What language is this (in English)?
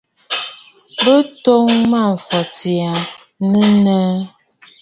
Bafut